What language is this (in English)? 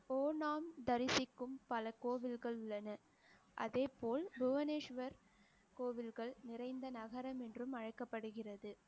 Tamil